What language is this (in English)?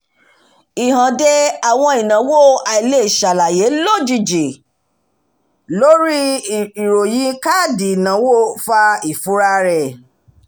Yoruba